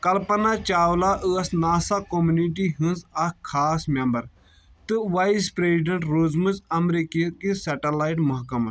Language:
Kashmiri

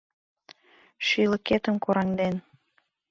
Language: Mari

